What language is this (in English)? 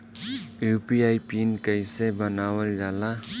Bhojpuri